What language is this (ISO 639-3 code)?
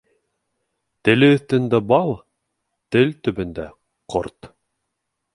bak